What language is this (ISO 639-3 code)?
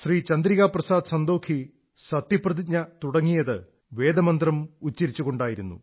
mal